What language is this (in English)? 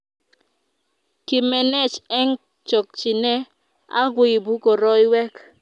Kalenjin